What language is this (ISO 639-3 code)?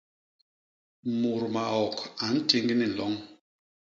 bas